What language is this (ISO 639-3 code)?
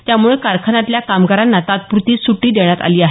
mar